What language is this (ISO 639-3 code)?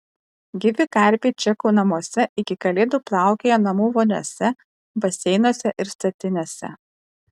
lit